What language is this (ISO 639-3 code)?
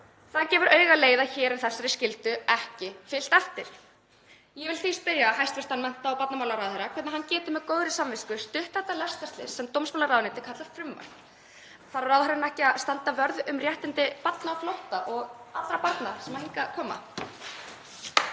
isl